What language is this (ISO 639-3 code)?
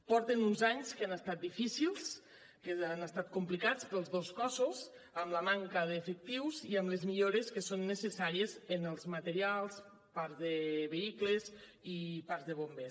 cat